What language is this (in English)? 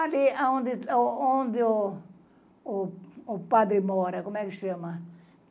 Portuguese